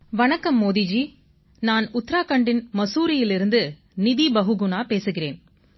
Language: Tamil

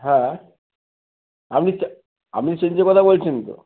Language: Bangla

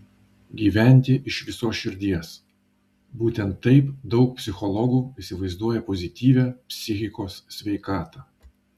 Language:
Lithuanian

